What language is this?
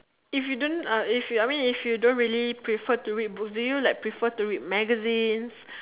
English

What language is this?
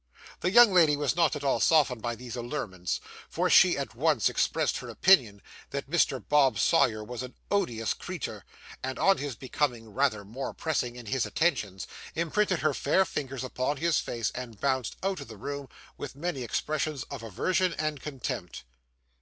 English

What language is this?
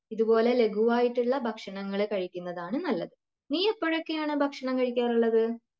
Malayalam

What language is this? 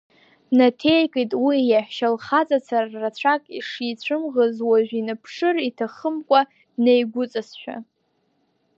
Abkhazian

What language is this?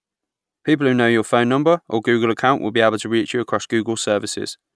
English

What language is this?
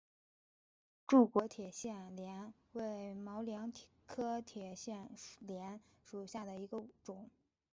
Chinese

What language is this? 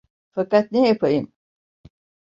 Turkish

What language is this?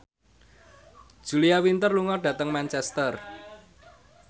Javanese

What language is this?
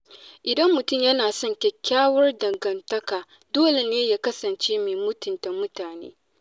Hausa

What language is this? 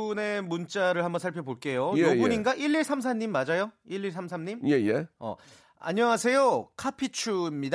Korean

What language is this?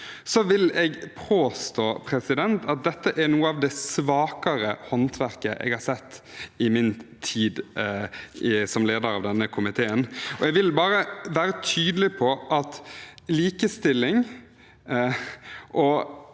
Norwegian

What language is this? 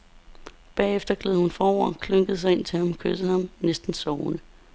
Danish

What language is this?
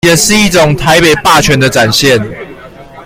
Chinese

